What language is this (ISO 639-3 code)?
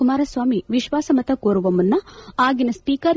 kan